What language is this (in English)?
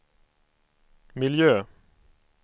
Swedish